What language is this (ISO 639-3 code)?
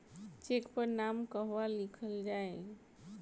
bho